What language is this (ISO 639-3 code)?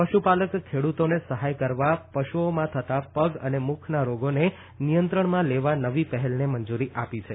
guj